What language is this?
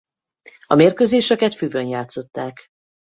Hungarian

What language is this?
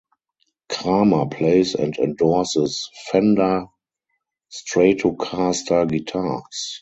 English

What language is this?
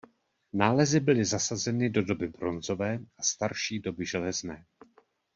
Czech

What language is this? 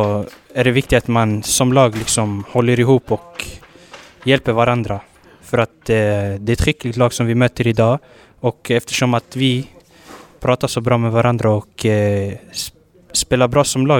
Swedish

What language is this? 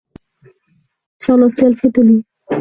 Bangla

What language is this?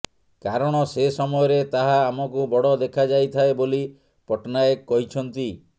Odia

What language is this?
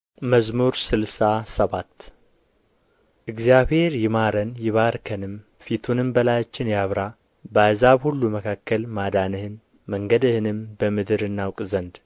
Amharic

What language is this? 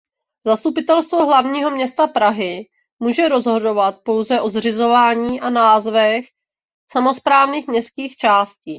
Czech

